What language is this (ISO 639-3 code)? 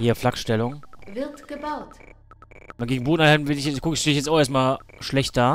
deu